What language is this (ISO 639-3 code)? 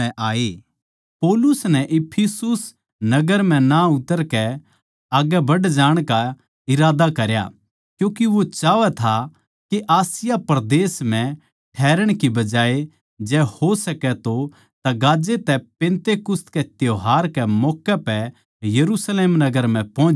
bgc